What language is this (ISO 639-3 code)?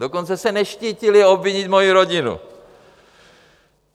ces